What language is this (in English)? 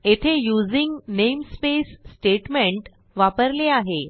Marathi